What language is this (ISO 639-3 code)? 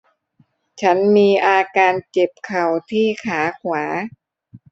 tha